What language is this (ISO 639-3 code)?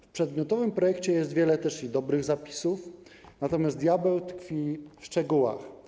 pol